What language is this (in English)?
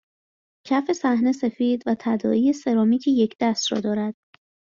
Persian